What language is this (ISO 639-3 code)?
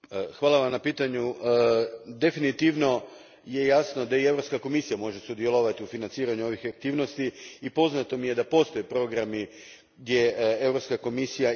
hrv